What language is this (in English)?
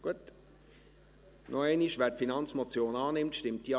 Swiss German